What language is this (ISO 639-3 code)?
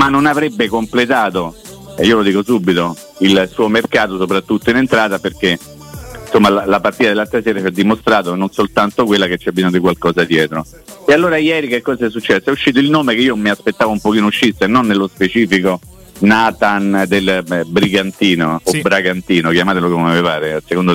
ita